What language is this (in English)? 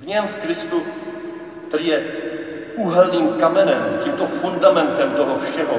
Czech